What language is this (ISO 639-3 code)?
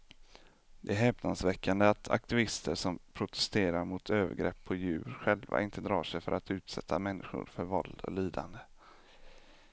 swe